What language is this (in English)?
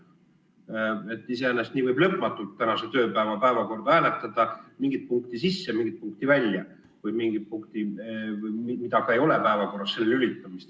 Estonian